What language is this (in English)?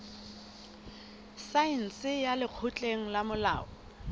Southern Sotho